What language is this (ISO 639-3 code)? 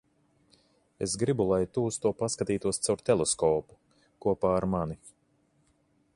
lav